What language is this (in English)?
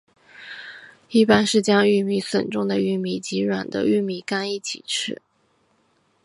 Chinese